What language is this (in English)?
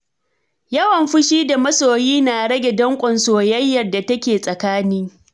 Hausa